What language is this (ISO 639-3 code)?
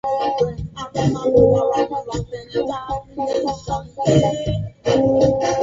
swa